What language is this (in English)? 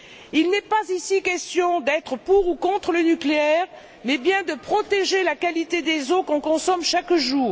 French